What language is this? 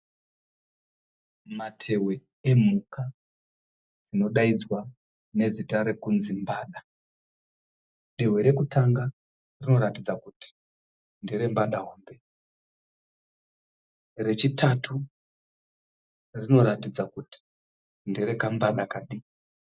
Shona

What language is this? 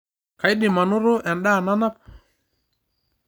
Masai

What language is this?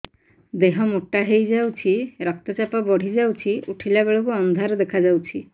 Odia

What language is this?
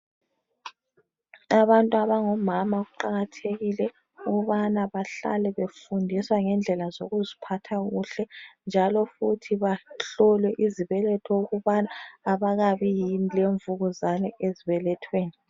North Ndebele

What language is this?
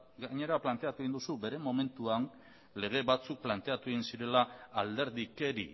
Basque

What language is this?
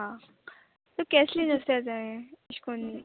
Konkani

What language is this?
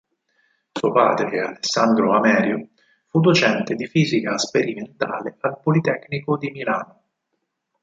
Italian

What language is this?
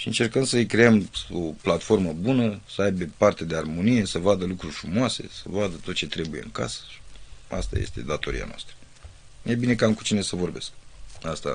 Romanian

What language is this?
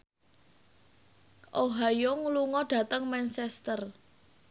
Javanese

